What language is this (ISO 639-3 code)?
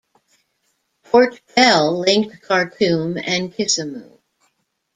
eng